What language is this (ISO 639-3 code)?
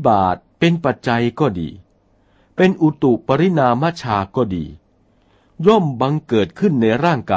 tha